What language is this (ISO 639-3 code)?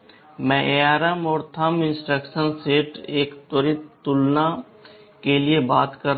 hin